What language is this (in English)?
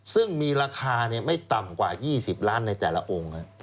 Thai